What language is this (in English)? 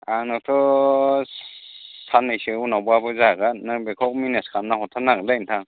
Bodo